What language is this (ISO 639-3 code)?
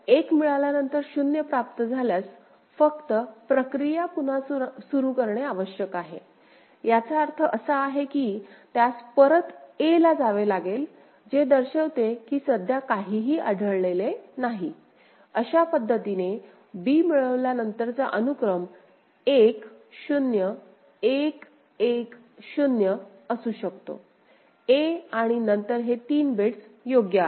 mar